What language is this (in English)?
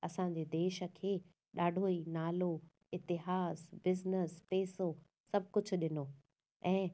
Sindhi